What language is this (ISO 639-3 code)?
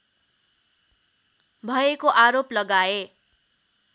nep